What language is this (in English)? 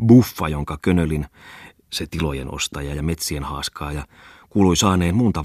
Finnish